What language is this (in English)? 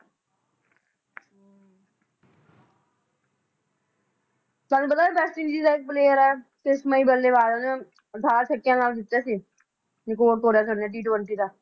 Punjabi